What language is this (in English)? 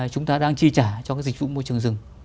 Vietnamese